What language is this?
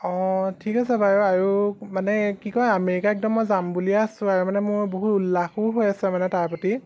Assamese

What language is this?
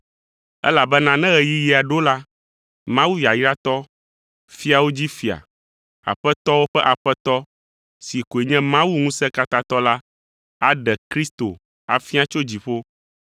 Ewe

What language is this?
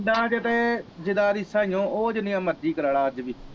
Punjabi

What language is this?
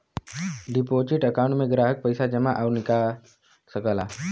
Bhojpuri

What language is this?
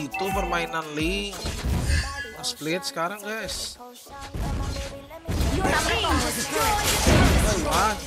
Indonesian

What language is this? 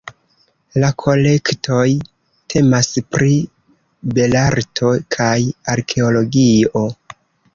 Esperanto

